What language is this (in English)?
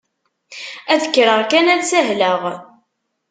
Kabyle